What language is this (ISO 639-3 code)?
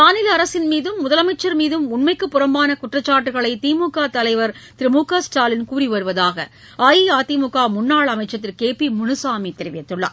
tam